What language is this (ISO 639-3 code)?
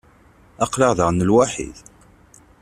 kab